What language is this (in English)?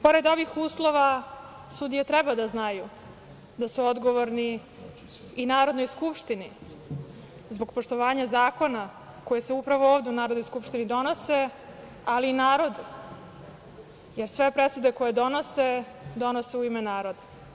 Serbian